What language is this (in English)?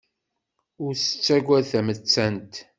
Kabyle